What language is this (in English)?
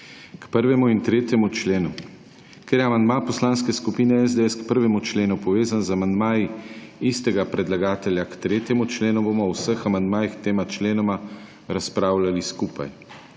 Slovenian